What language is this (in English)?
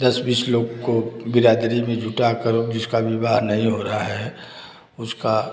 Hindi